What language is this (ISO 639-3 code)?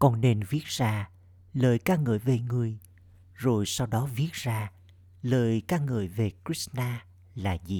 vie